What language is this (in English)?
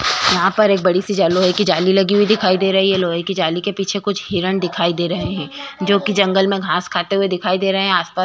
Hindi